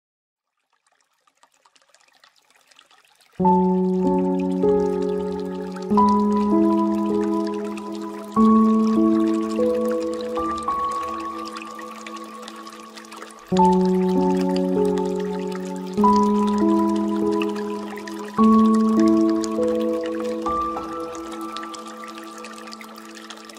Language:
English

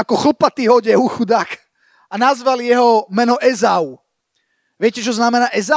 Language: Slovak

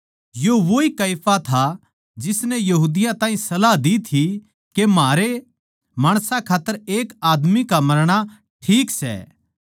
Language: Haryanvi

